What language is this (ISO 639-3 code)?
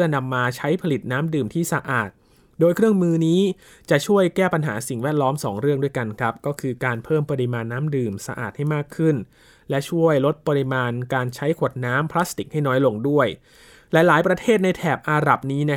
tha